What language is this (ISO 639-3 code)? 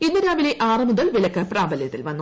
mal